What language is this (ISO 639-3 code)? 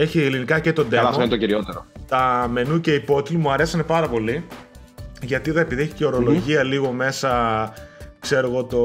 ell